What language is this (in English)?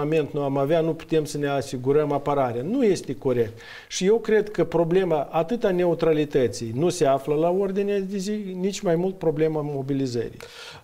Romanian